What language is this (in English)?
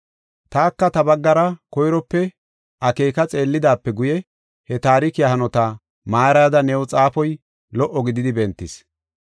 Gofa